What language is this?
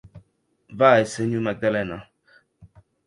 Occitan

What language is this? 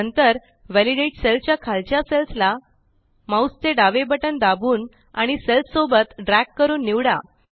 Marathi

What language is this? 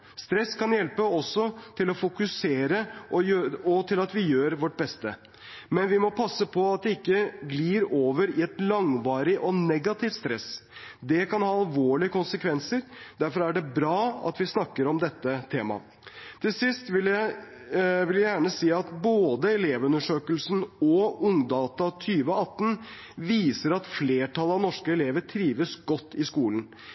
Norwegian Bokmål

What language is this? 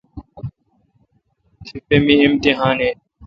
Kalkoti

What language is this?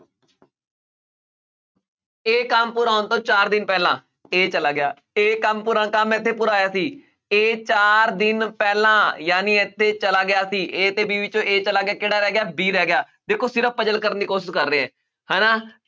Punjabi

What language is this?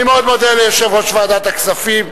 Hebrew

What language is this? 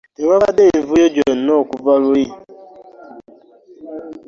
Ganda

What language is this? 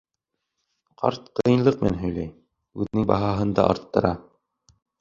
Bashkir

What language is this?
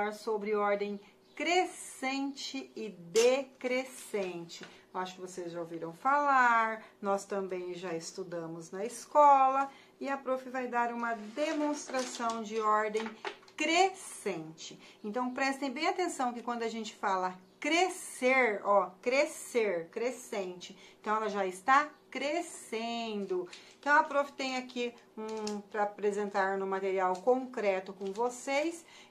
Portuguese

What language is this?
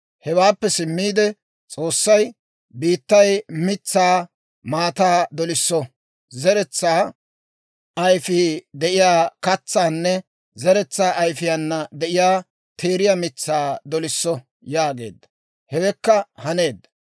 Dawro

